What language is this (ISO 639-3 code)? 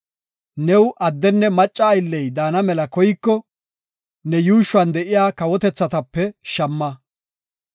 gof